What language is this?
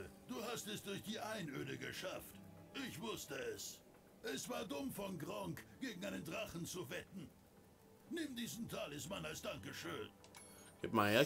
German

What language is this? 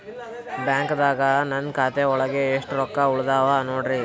Kannada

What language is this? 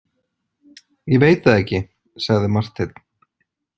Icelandic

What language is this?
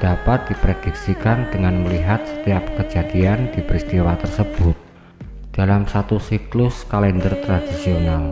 Indonesian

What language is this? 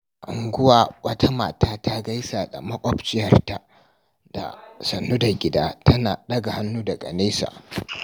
Hausa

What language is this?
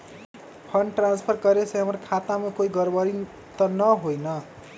Magahi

